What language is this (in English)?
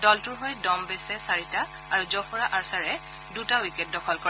Assamese